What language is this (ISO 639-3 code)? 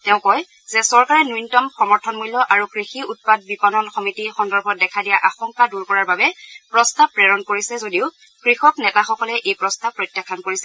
asm